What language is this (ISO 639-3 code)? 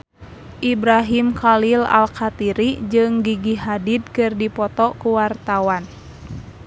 sun